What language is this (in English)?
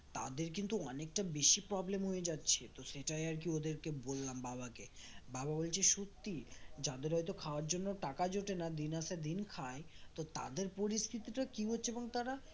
Bangla